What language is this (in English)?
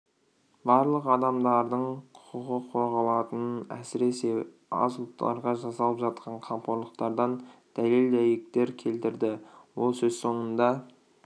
Kazakh